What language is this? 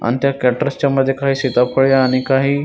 Marathi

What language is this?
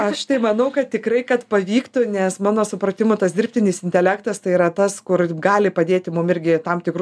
Lithuanian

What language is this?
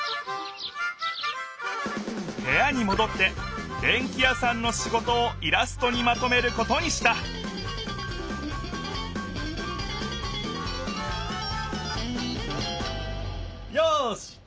Japanese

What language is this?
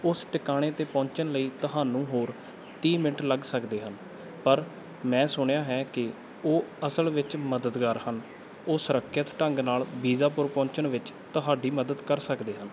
Punjabi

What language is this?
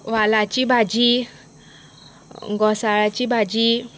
Konkani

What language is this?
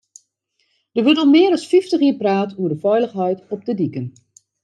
Western Frisian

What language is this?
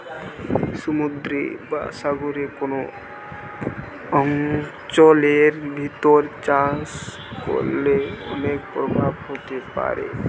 Bangla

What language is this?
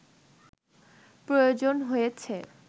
Bangla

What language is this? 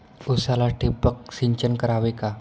Marathi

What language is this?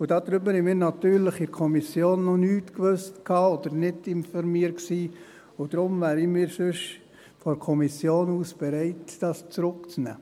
Swiss German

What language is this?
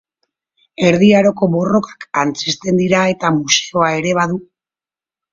Basque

